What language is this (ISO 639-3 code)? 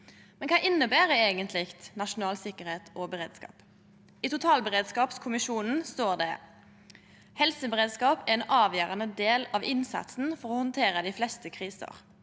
nor